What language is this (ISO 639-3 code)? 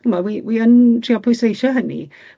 cym